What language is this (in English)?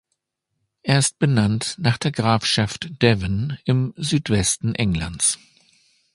German